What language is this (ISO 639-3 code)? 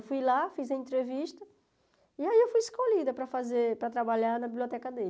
por